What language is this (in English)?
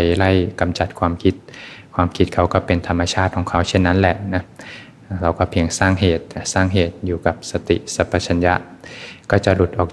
Thai